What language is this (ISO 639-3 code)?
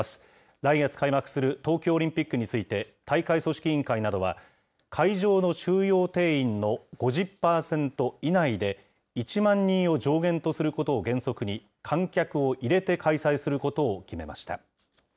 jpn